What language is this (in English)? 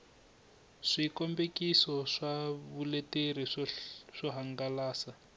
Tsonga